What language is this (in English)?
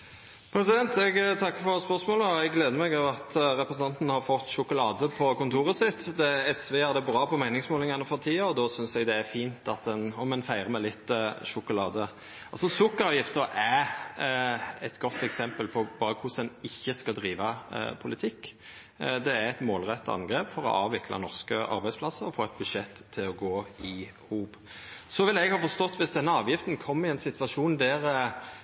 Norwegian